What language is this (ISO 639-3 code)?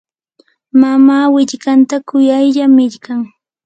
qur